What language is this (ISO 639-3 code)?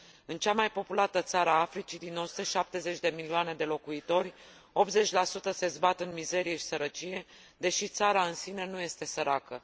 ron